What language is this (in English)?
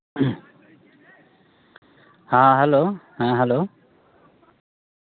Santali